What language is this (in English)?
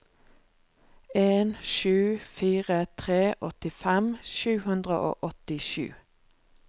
Norwegian